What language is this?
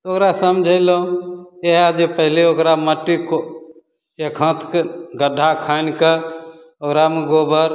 Maithili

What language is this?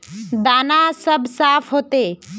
Magahi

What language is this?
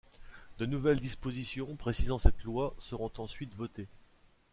French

